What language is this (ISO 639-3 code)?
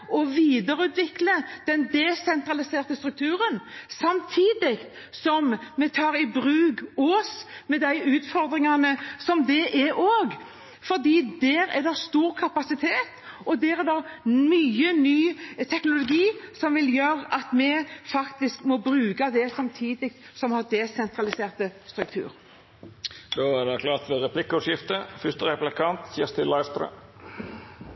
nor